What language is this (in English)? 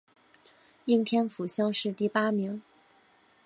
Chinese